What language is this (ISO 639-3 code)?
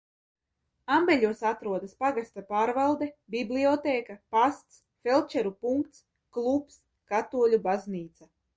lav